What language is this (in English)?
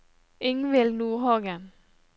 Norwegian